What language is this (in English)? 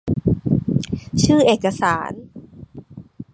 Thai